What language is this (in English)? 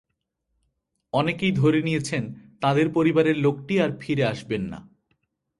Bangla